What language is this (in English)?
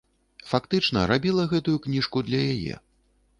Belarusian